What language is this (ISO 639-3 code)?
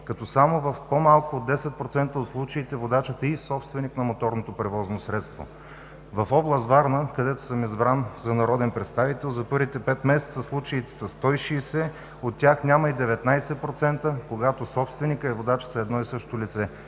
bul